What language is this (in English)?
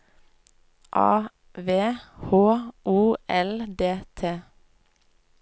Norwegian